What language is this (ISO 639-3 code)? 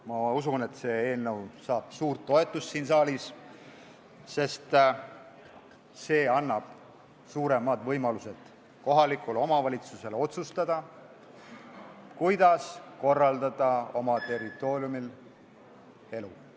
est